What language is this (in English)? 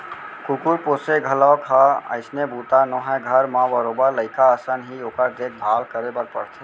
Chhattisgarhi